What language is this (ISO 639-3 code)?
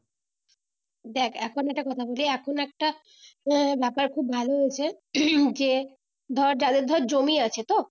ben